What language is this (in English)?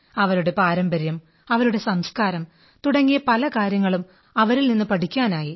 Malayalam